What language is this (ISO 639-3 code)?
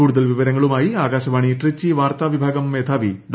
mal